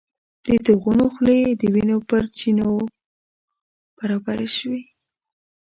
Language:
Pashto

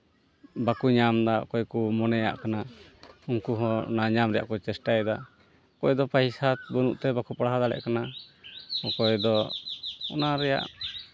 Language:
Santali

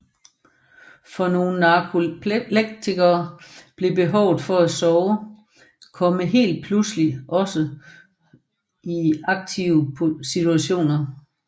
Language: Danish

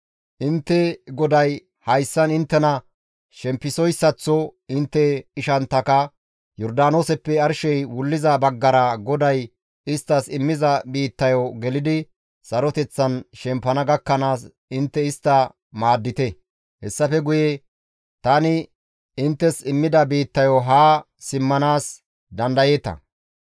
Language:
Gamo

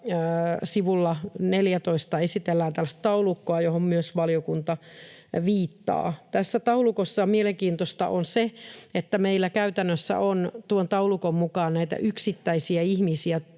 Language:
Finnish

